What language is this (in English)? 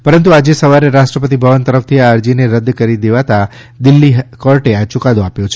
Gujarati